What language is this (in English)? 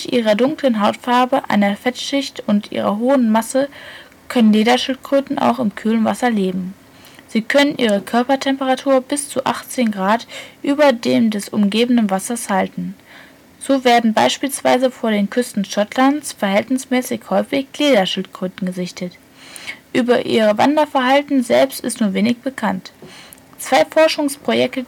German